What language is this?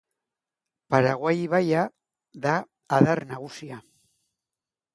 Basque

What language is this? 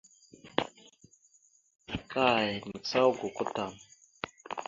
Mada (Cameroon)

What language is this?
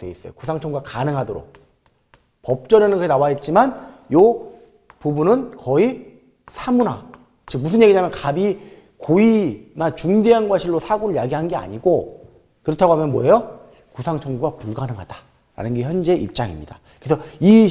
Korean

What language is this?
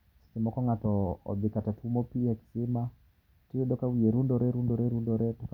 Luo (Kenya and Tanzania)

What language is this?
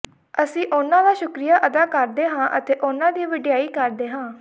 Punjabi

